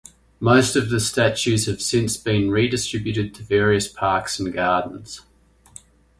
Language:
English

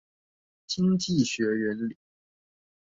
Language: Chinese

